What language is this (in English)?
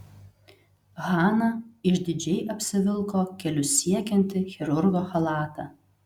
Lithuanian